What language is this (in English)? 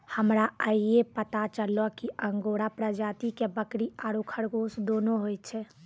Maithili